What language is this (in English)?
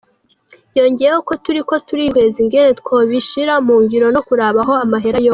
Kinyarwanda